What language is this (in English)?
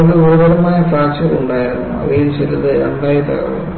Malayalam